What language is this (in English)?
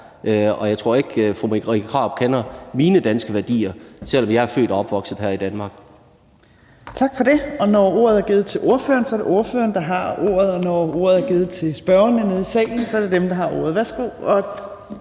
Danish